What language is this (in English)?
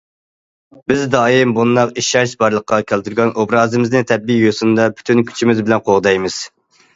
Uyghur